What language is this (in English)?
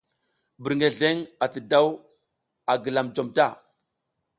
South Giziga